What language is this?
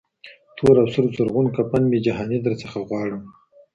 Pashto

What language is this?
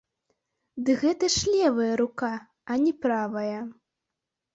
Belarusian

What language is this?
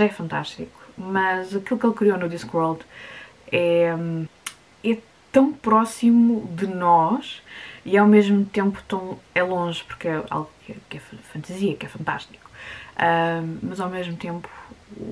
Portuguese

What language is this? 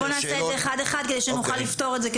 Hebrew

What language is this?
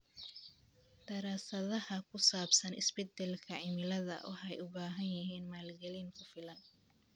Somali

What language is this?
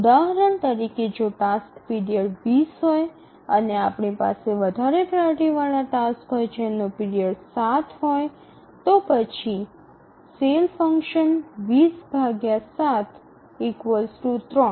Gujarati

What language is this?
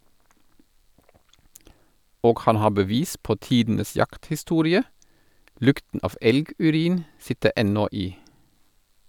Norwegian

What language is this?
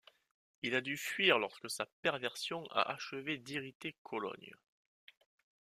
French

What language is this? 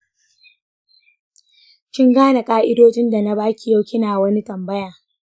Hausa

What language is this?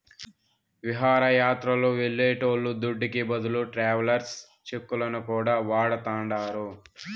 Telugu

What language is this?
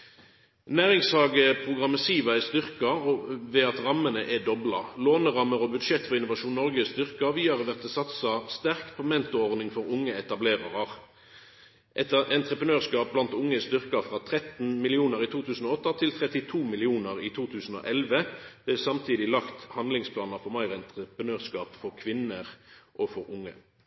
Norwegian Nynorsk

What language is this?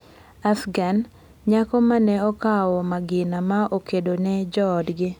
Luo (Kenya and Tanzania)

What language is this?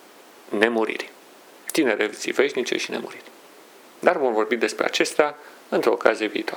Romanian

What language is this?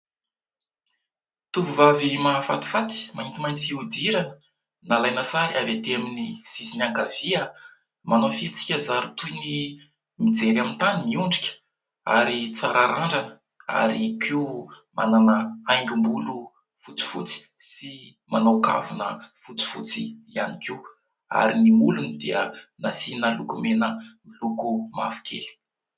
Malagasy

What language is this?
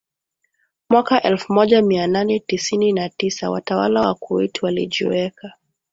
Swahili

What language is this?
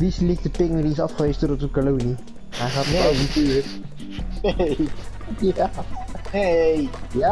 Dutch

